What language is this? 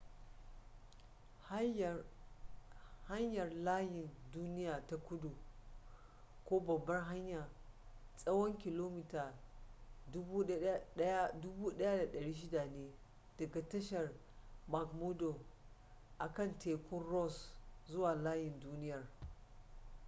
Hausa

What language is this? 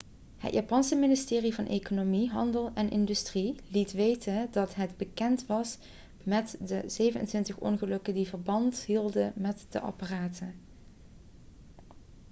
Dutch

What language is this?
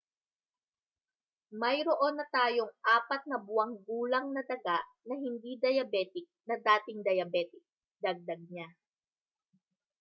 Filipino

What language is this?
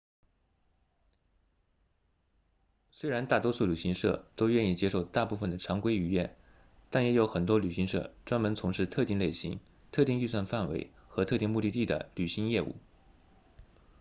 Chinese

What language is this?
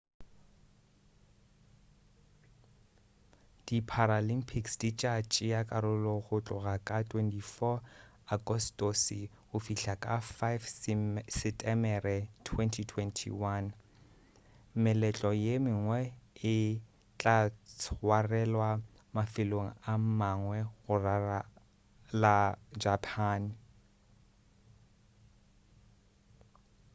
Northern Sotho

